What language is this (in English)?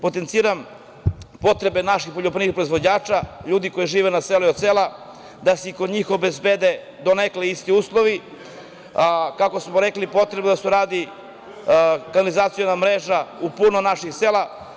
Serbian